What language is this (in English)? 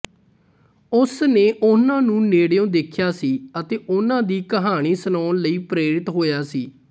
Punjabi